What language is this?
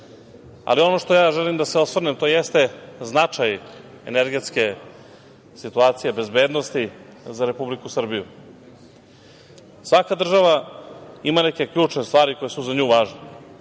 Serbian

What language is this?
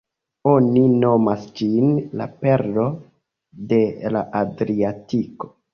Esperanto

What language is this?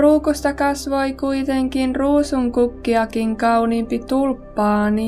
Finnish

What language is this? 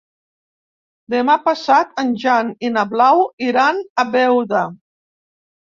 Catalan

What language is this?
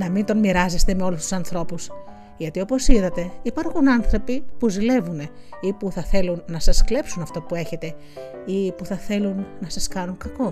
Greek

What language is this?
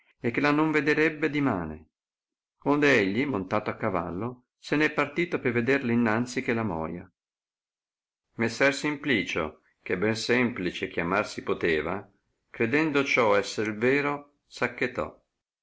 Italian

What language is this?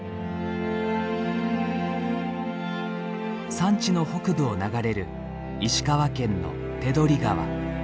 Japanese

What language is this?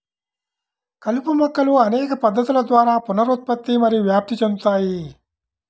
Telugu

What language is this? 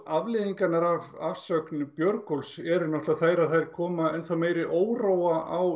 Icelandic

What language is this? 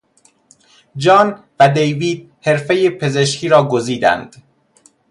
Persian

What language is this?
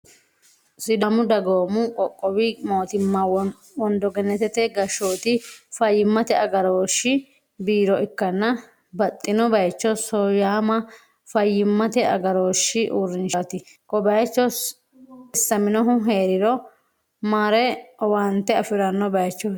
Sidamo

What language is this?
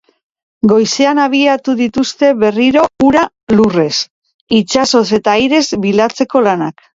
Basque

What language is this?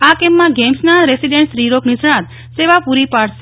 Gujarati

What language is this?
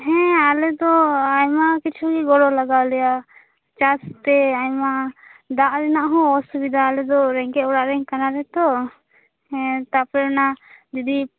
Santali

